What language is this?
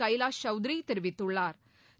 Tamil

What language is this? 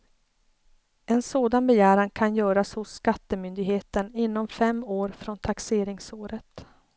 Swedish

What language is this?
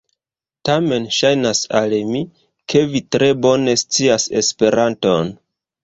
Esperanto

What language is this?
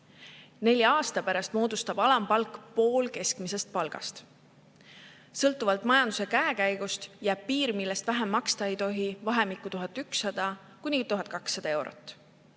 Estonian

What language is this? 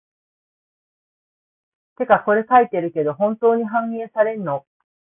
Japanese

